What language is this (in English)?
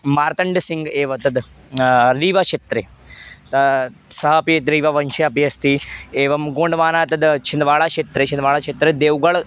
Sanskrit